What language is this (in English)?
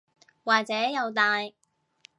Cantonese